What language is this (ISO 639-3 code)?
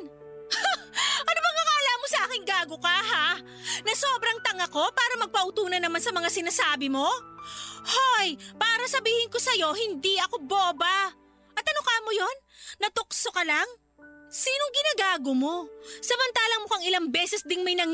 fil